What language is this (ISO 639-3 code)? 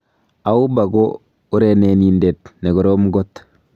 kln